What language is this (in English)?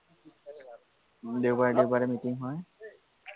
Assamese